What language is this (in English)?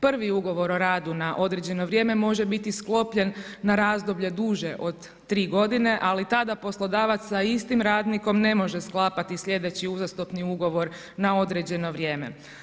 Croatian